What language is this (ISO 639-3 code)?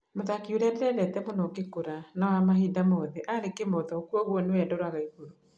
kik